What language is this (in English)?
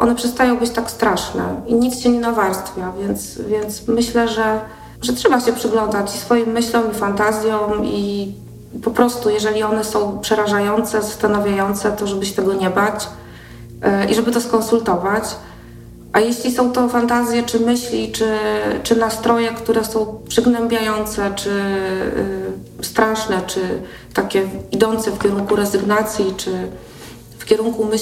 Polish